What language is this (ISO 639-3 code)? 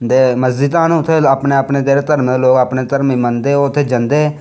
doi